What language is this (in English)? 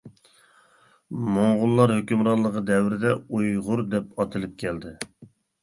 Uyghur